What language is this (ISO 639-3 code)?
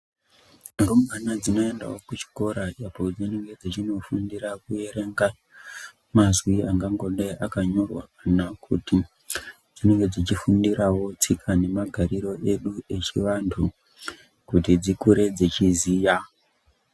ndc